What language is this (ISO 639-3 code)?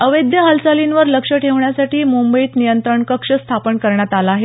mar